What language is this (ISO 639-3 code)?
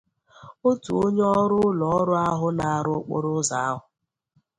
ibo